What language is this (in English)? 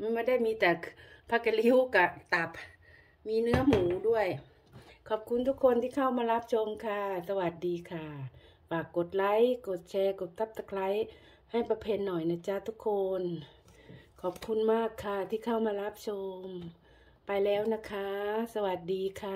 Thai